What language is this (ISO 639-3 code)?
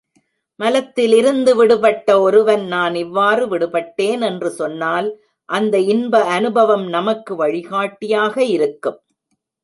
tam